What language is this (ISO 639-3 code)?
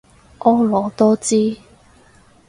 yue